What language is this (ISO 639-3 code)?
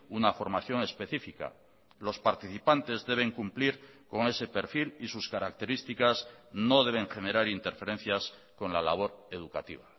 spa